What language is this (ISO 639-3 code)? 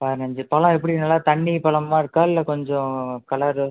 tam